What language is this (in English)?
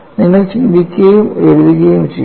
Malayalam